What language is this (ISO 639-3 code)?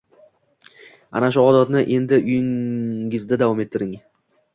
uzb